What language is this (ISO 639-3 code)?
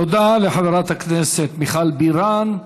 heb